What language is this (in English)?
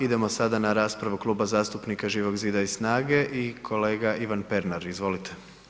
Croatian